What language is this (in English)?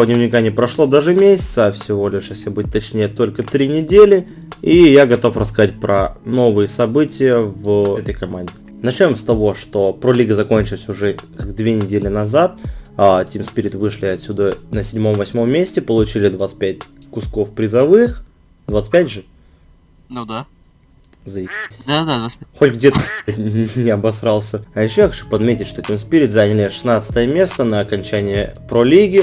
Russian